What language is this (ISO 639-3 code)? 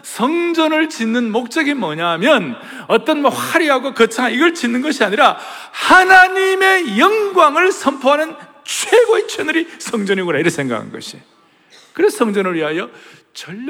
kor